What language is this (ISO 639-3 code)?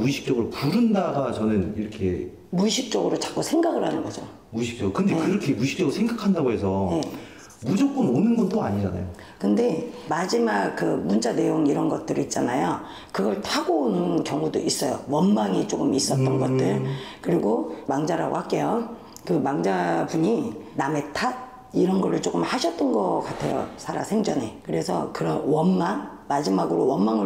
kor